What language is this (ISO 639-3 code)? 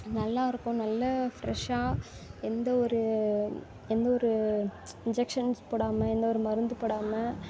tam